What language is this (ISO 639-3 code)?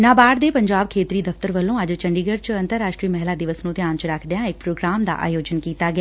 pan